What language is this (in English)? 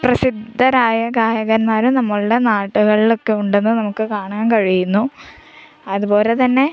Malayalam